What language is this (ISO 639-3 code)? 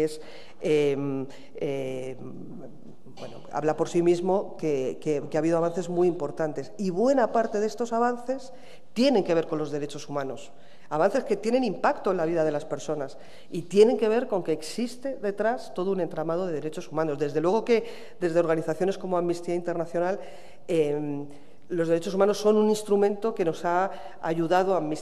spa